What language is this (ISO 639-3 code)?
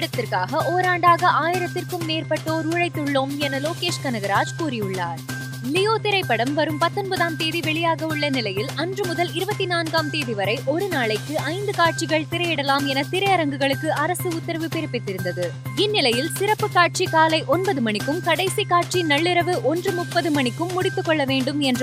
tam